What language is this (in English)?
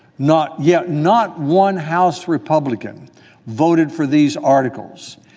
English